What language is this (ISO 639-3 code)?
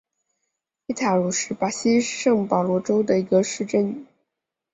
zho